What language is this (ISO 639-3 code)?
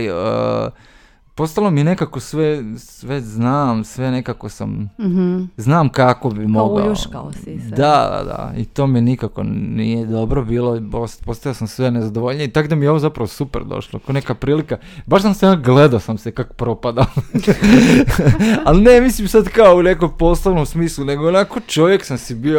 hrv